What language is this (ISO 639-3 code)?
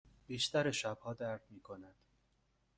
fas